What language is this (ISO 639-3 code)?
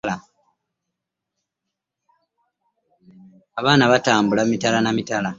lug